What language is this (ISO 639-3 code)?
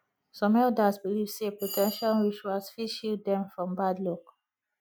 pcm